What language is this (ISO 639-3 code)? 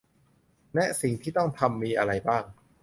tha